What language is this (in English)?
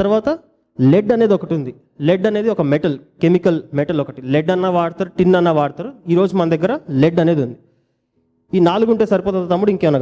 Telugu